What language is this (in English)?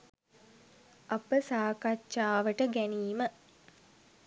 Sinhala